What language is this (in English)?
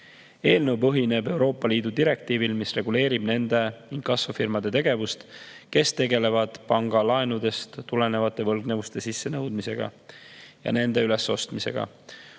Estonian